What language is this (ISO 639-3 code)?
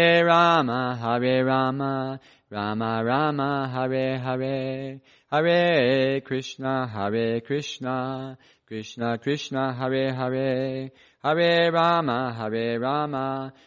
eng